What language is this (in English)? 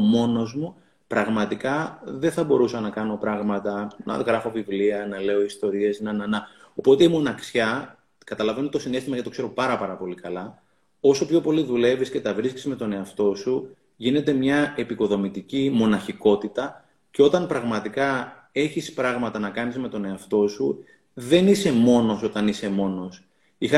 Greek